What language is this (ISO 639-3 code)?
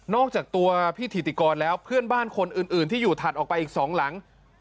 tha